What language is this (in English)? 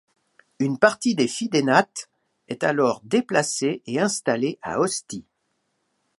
French